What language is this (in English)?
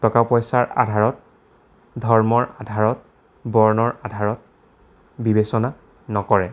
Assamese